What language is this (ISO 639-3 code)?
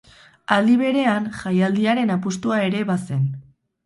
eus